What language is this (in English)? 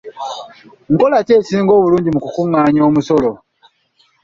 Ganda